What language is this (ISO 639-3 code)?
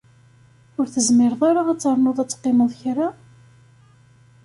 kab